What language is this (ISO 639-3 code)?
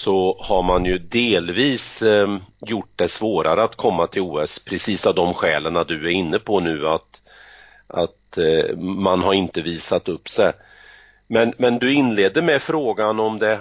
swe